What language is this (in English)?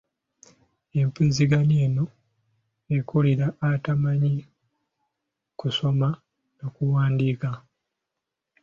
Ganda